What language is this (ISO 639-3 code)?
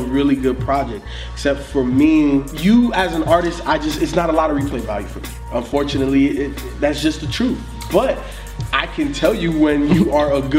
eng